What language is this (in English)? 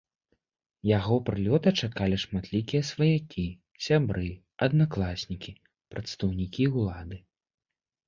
Belarusian